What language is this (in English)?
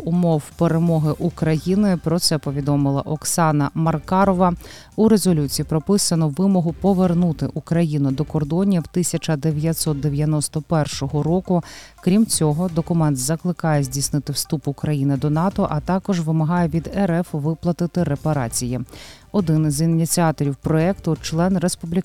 Ukrainian